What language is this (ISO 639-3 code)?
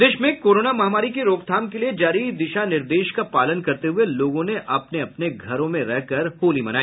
hin